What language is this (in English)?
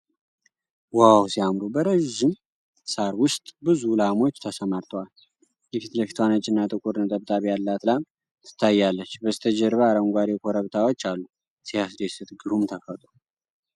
Amharic